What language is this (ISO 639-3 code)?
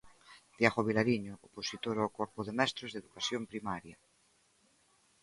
glg